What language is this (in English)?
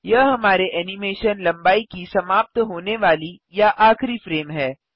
Hindi